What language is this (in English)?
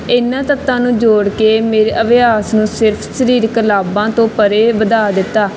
Punjabi